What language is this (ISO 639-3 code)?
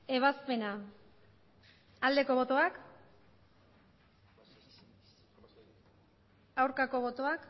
eus